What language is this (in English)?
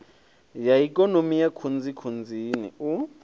Venda